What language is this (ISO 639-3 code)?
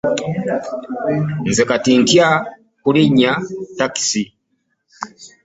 lug